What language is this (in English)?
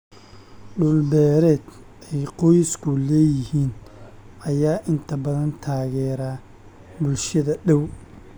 Somali